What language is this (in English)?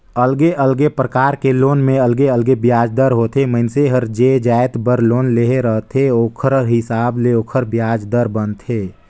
Chhattisgarhi